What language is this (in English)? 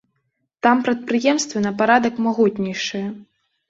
Belarusian